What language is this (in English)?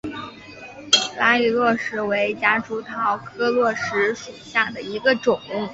Chinese